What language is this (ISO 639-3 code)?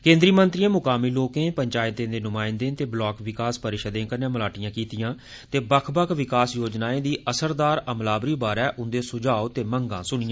doi